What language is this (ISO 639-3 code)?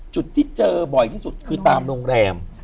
tha